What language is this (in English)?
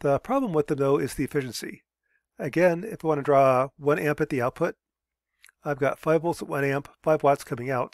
English